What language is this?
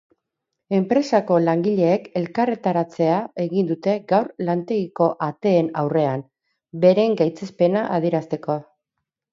Basque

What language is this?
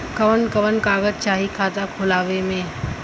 Bhojpuri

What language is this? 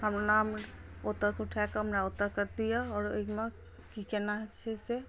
Maithili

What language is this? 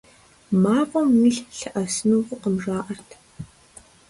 Kabardian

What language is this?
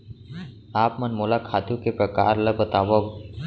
Chhattisgarhi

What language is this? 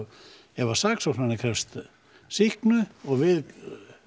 Icelandic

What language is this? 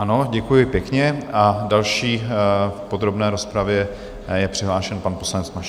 Czech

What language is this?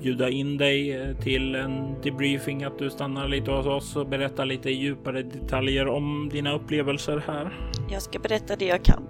Swedish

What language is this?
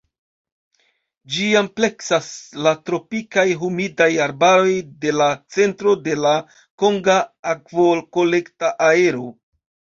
Esperanto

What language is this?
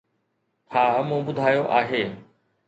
Sindhi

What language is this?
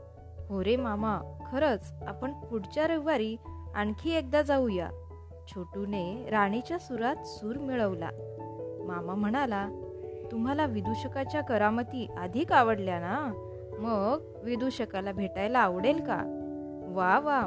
Marathi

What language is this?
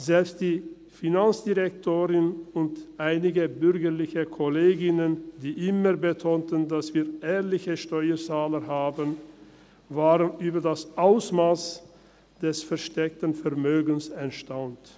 Swiss German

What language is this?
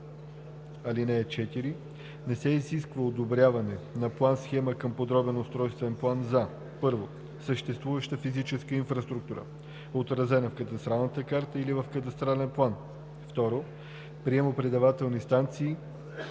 Bulgarian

